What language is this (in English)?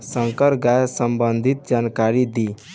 Bhojpuri